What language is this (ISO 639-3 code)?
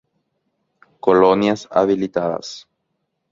grn